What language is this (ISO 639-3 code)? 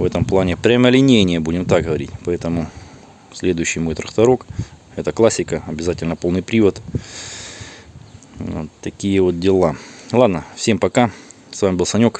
rus